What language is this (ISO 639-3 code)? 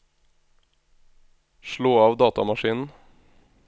nor